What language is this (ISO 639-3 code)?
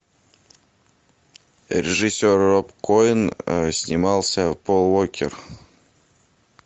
rus